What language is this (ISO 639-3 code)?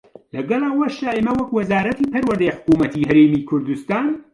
ckb